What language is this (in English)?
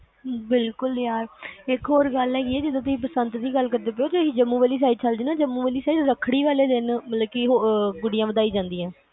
Punjabi